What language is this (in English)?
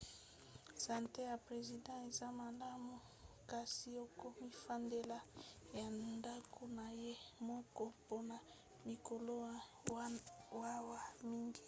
Lingala